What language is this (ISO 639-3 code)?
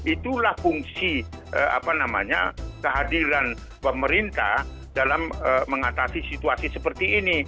ind